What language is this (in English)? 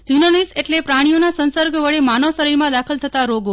Gujarati